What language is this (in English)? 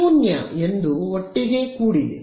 Kannada